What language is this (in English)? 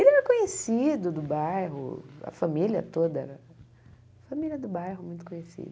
Portuguese